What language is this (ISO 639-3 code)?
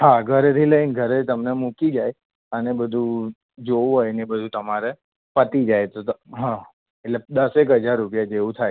guj